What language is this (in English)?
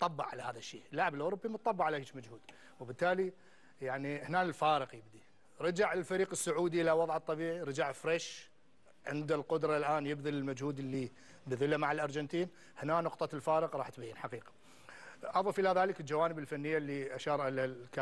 Arabic